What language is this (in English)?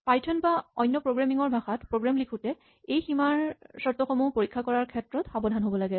Assamese